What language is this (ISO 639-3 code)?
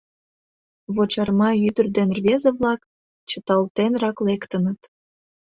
chm